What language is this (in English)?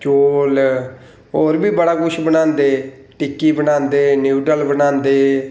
Dogri